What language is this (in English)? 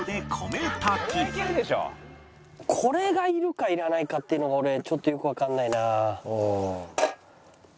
Japanese